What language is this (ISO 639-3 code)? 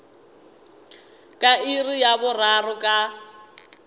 nso